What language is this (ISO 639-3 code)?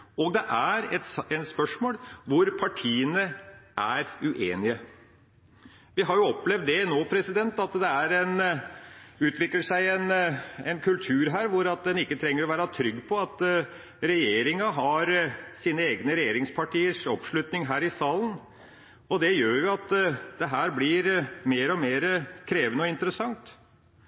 nob